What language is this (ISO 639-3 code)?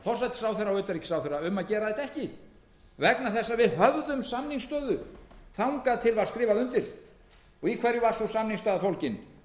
isl